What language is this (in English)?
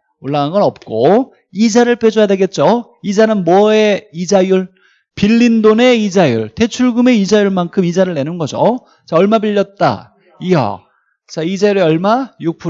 Korean